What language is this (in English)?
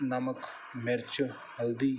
Punjabi